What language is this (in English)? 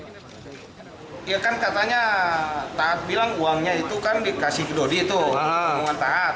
Indonesian